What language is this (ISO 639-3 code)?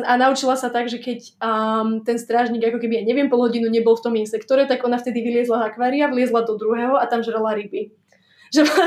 slk